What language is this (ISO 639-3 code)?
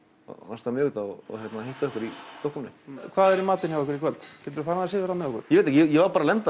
isl